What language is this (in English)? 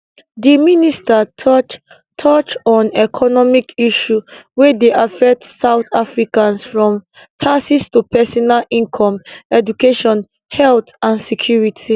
Nigerian Pidgin